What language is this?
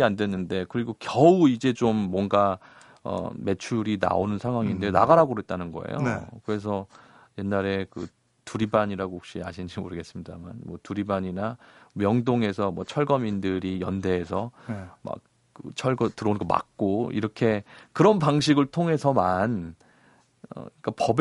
Korean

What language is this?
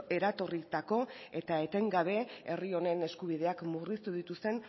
Basque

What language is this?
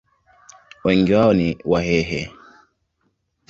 Swahili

